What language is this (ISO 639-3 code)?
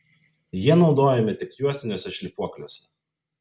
lit